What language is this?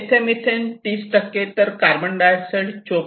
Marathi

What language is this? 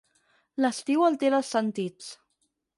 Catalan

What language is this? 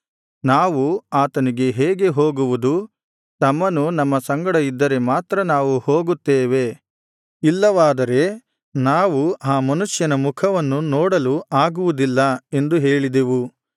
Kannada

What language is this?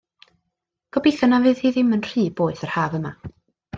Welsh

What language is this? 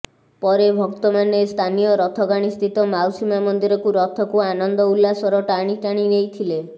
Odia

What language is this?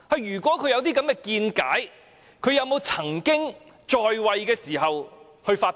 Cantonese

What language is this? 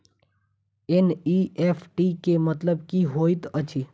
Maithili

